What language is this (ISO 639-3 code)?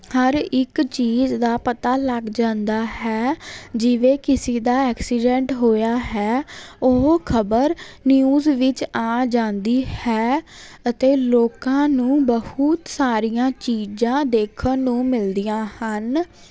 pan